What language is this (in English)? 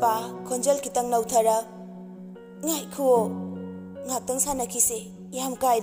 Arabic